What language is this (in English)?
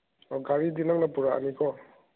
Manipuri